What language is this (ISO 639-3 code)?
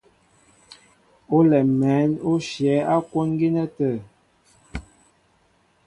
mbo